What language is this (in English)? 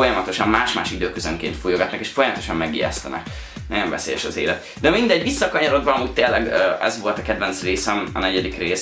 Hungarian